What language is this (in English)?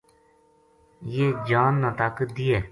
Gujari